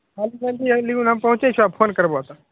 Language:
Maithili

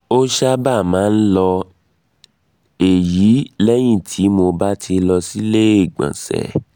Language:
Yoruba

